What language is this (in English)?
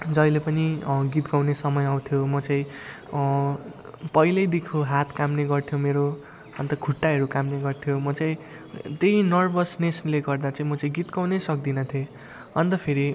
Nepali